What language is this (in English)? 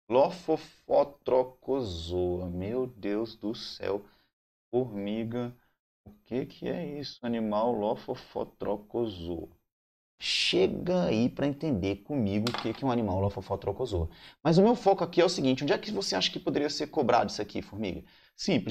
Portuguese